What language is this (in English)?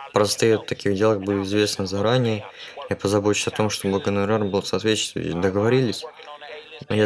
Russian